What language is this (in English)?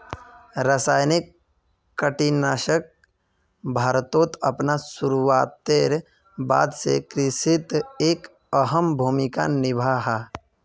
Magahi